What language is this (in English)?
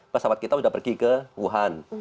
Indonesian